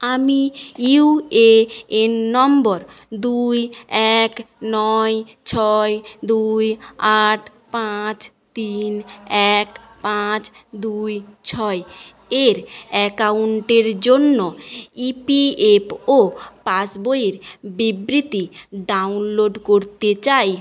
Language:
Bangla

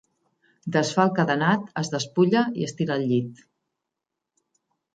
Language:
Catalan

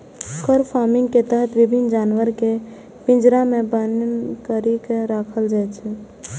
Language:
Maithili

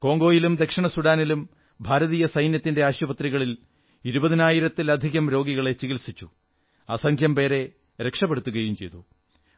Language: Malayalam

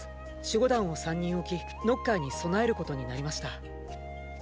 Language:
Japanese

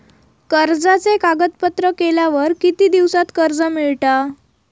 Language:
Marathi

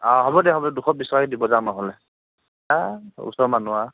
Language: Assamese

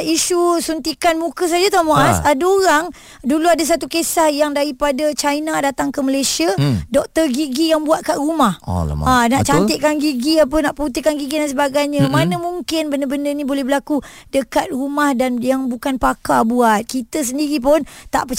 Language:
Malay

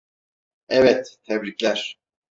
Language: Turkish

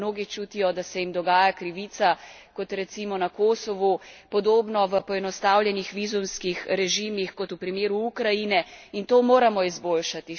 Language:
Slovenian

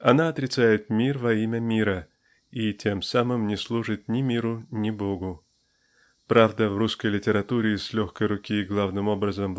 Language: Russian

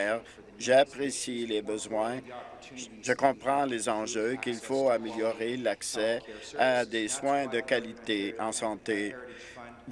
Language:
French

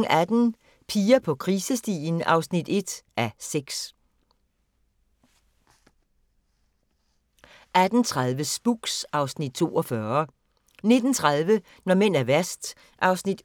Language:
Danish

